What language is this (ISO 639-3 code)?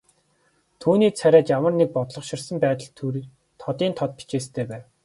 mon